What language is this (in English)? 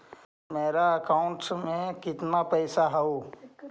Magahi